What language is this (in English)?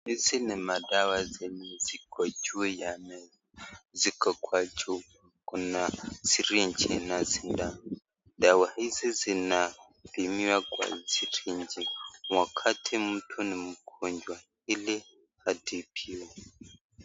Swahili